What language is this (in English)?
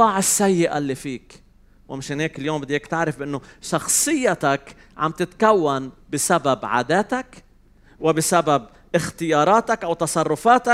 Arabic